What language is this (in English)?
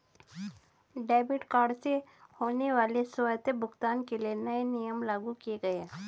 Hindi